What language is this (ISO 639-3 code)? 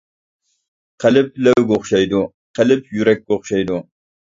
uig